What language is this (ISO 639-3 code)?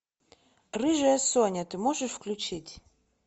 rus